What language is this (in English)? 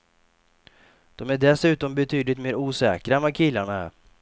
Swedish